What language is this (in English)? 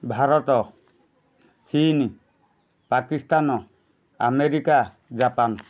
Odia